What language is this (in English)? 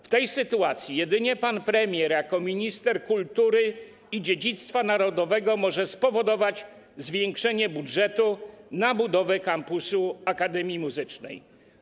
Polish